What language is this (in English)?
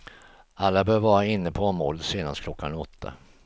Swedish